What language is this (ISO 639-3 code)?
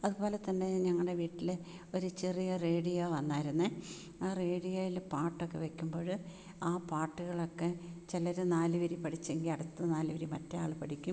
mal